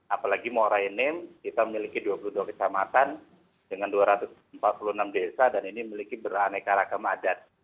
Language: Indonesian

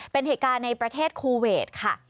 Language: Thai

